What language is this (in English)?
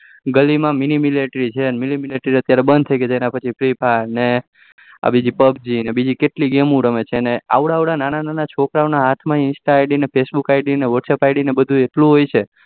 Gujarati